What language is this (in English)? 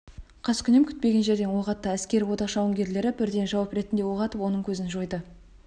Kazakh